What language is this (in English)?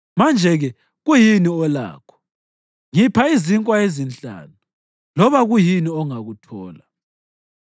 North Ndebele